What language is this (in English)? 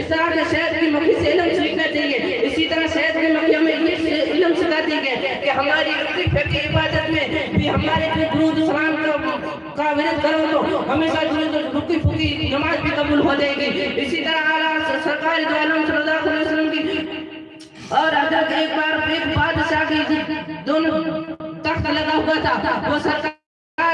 Hindi